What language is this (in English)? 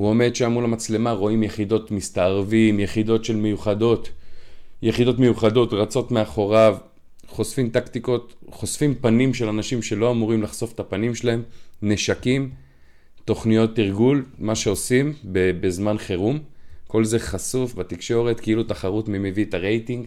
Hebrew